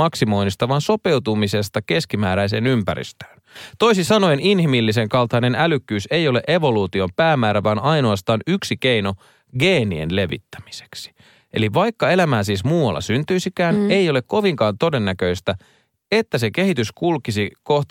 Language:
Finnish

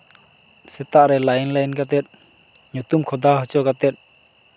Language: Santali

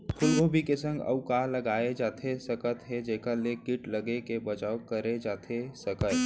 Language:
Chhattisgarhi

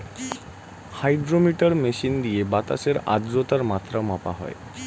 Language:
Bangla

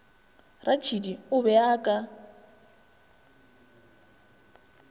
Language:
Northern Sotho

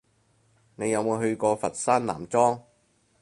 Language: Cantonese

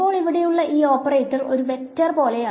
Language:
Malayalam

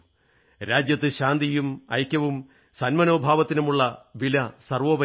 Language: Malayalam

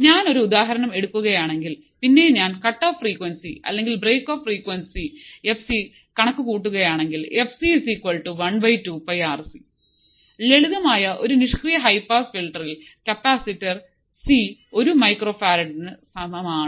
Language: Malayalam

